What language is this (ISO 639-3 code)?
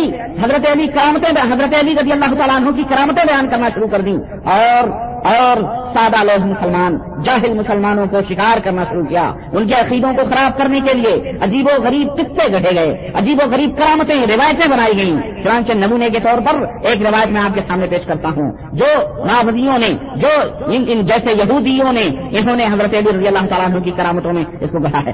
urd